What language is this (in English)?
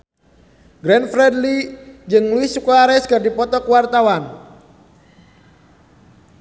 Sundanese